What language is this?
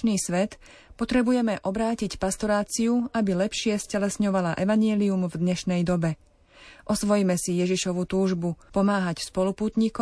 Slovak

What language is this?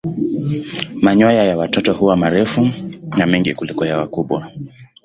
Swahili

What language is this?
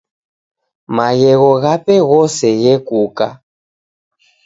Taita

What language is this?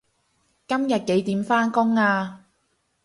Cantonese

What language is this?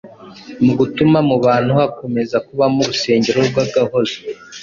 Kinyarwanda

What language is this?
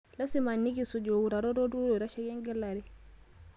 Masai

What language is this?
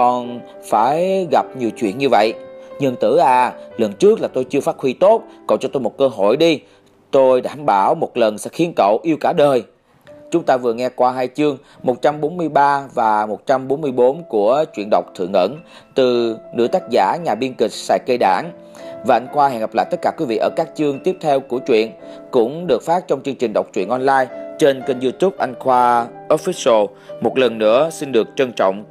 Vietnamese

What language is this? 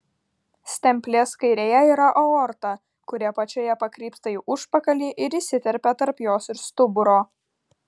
Lithuanian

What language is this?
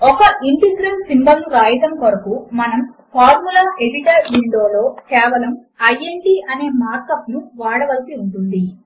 Telugu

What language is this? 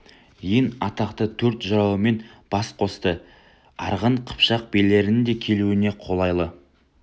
Kazakh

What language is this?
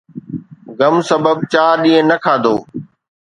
Sindhi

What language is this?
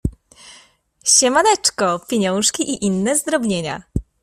Polish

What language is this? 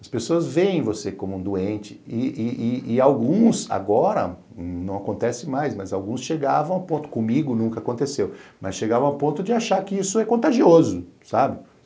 Portuguese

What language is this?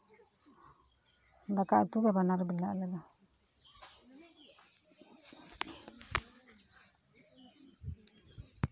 Santali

